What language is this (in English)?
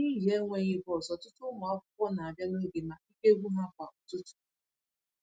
Igbo